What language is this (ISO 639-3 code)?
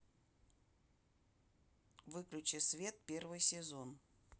rus